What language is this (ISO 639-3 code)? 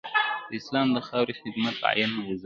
pus